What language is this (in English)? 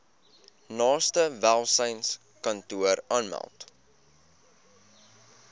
Afrikaans